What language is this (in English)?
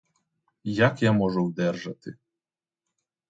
Ukrainian